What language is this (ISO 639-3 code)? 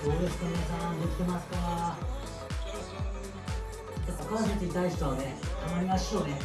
jpn